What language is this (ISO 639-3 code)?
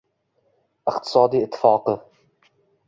uzb